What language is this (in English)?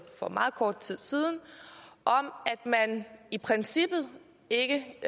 Danish